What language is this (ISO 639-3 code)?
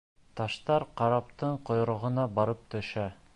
bak